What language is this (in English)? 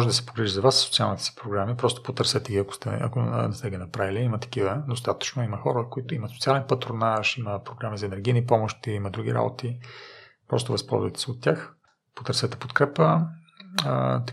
Bulgarian